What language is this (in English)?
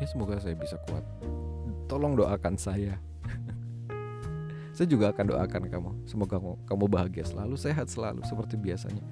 Indonesian